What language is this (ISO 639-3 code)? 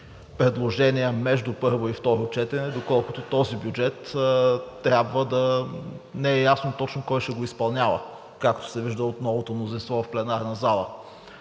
bul